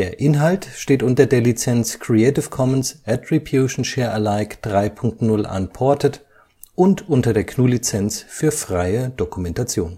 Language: German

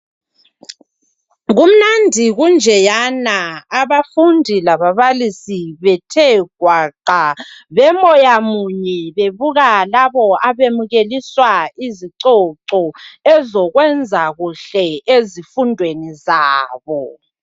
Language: North Ndebele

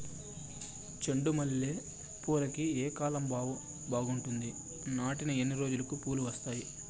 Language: Telugu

